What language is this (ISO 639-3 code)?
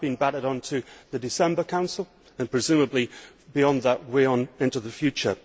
eng